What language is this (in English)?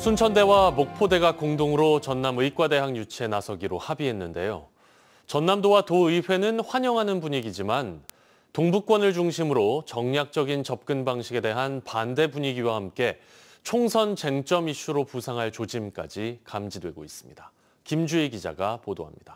Korean